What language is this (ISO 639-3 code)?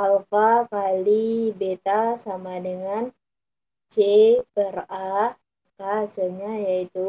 ind